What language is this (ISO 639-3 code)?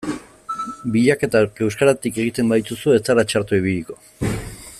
eus